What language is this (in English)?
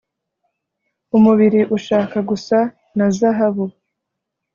Kinyarwanda